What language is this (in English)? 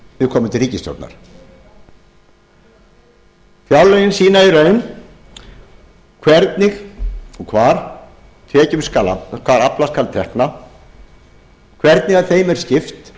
Icelandic